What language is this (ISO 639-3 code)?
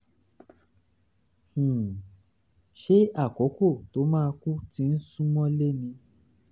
yor